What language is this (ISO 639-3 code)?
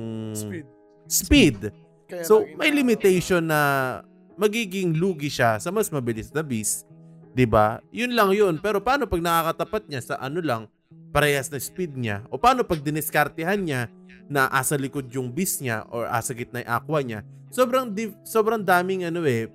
fil